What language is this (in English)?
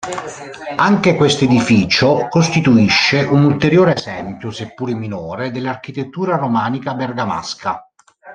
Italian